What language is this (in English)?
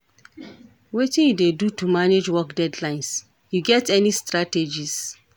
Nigerian Pidgin